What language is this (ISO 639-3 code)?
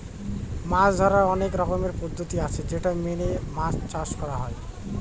ben